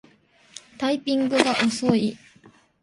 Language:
Japanese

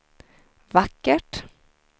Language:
Swedish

